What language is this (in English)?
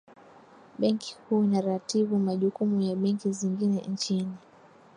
Swahili